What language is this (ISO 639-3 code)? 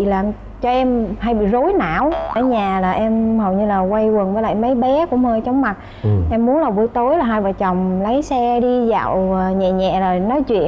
vie